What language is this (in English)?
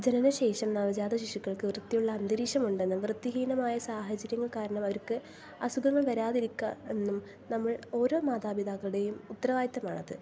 Malayalam